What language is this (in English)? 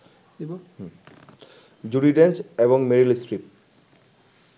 Bangla